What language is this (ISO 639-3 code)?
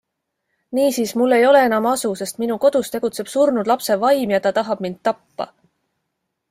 est